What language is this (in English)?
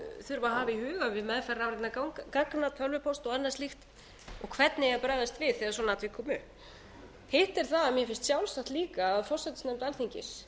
Icelandic